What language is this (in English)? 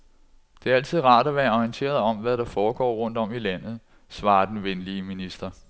Danish